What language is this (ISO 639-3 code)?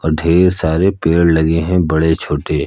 hin